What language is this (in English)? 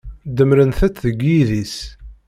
Kabyle